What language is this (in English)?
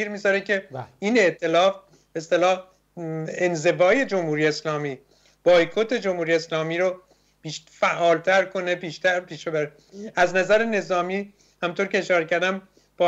Persian